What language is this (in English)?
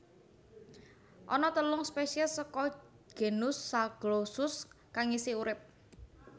Javanese